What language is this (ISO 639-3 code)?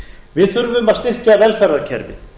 isl